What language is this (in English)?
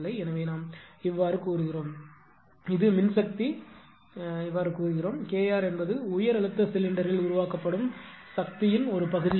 Tamil